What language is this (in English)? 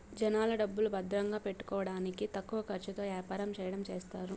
Telugu